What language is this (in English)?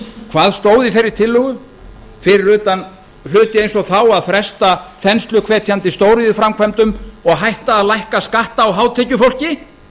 Icelandic